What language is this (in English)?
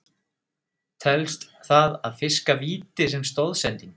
Icelandic